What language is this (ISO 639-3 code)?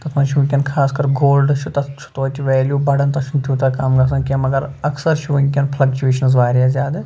kas